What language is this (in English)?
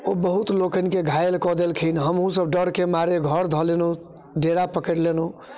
Maithili